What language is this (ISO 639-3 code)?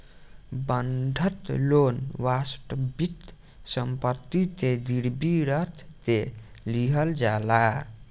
bho